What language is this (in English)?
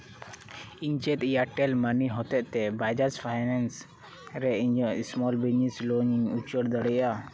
Santali